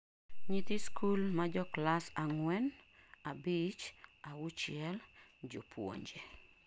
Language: Luo (Kenya and Tanzania)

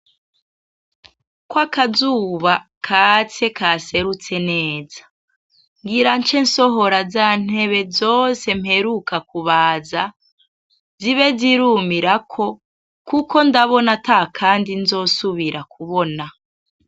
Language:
Rundi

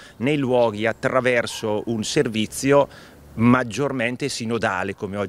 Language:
Italian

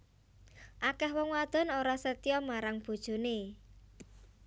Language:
Javanese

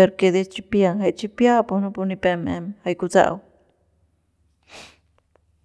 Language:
Central Pame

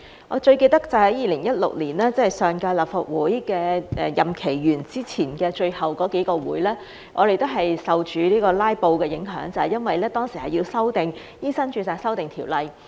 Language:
Cantonese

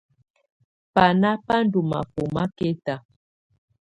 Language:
Tunen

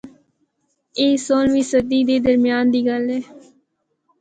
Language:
Northern Hindko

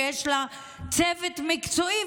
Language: Hebrew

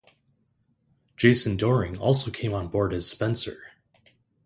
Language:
English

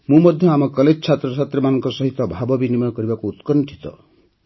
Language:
Odia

